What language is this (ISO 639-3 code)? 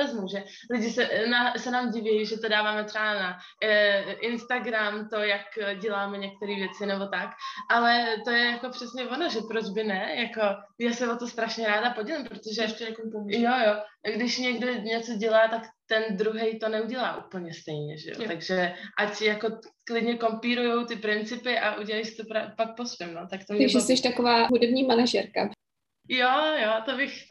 ces